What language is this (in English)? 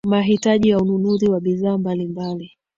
Swahili